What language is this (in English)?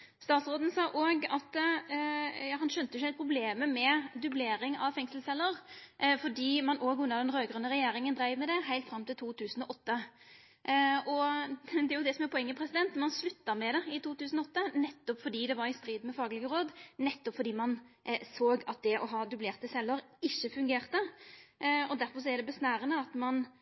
Norwegian Nynorsk